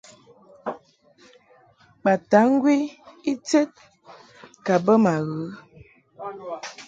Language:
Mungaka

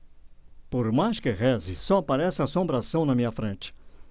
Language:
Portuguese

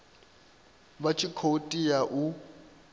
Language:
Venda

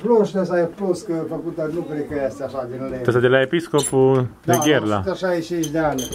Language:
Romanian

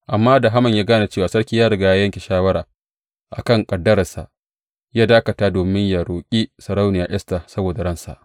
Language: Hausa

